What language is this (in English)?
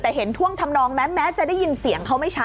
Thai